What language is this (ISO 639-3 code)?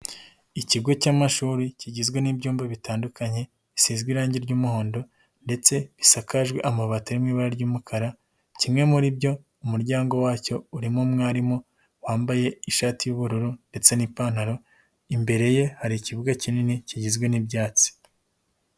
kin